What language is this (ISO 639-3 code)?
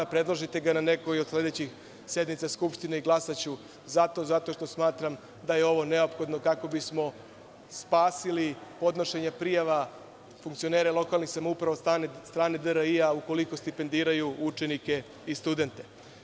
srp